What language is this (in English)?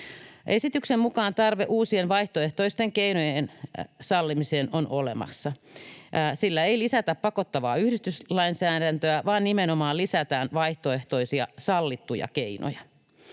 Finnish